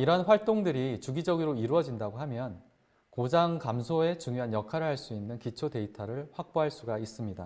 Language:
Korean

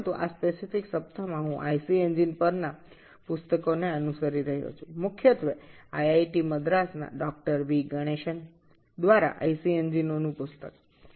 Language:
Bangla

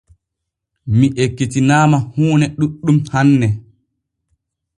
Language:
Borgu Fulfulde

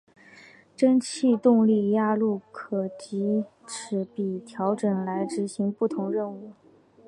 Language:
Chinese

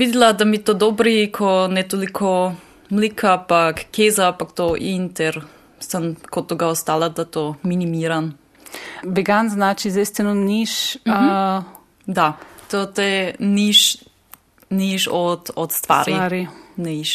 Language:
Croatian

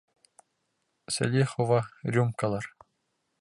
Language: Bashkir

